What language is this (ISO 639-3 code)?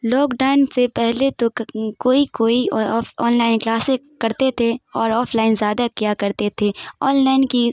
urd